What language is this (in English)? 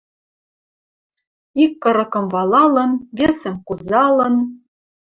Western Mari